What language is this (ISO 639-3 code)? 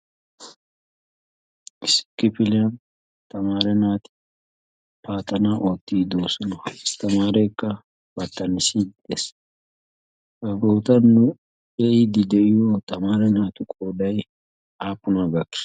wal